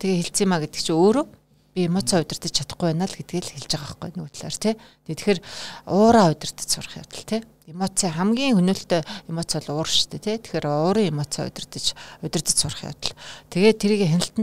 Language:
Russian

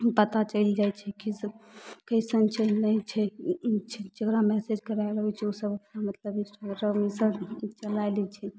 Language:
Maithili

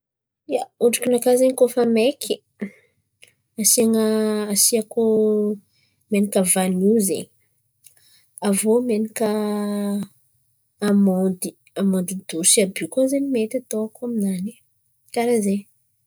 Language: Antankarana Malagasy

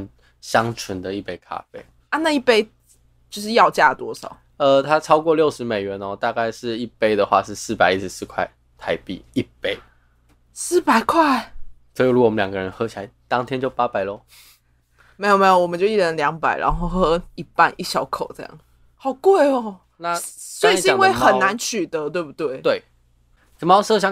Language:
Chinese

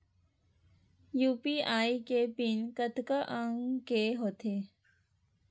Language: Chhattisgarhi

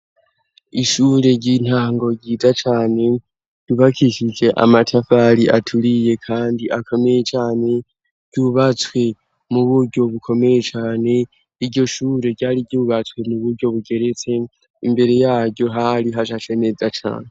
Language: Rundi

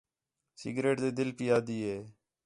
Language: Khetrani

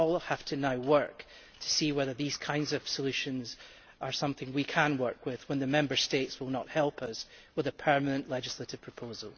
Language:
English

